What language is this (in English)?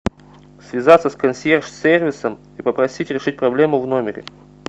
Russian